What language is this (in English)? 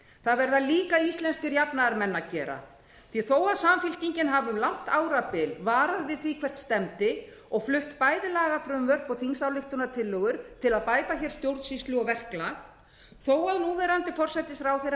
Icelandic